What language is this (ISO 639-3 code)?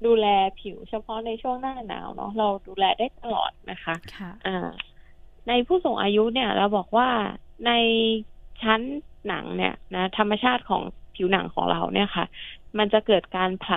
tha